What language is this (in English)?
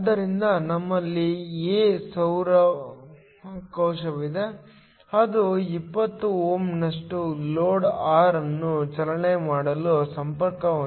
Kannada